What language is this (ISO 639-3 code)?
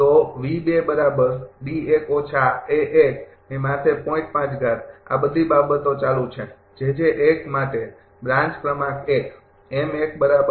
guj